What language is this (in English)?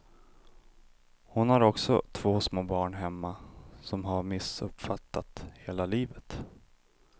Swedish